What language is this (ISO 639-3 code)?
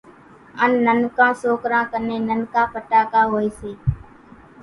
gjk